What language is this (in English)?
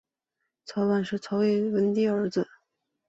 Chinese